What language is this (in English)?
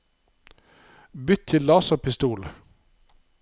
Norwegian